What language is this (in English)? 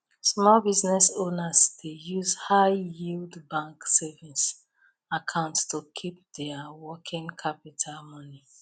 Nigerian Pidgin